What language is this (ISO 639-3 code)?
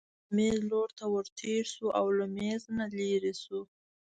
pus